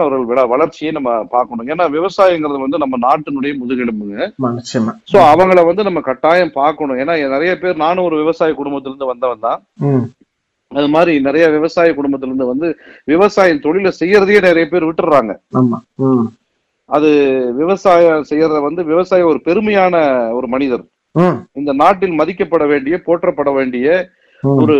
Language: Tamil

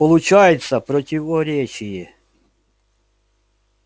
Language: Russian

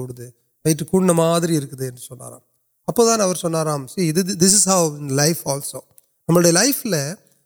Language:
Urdu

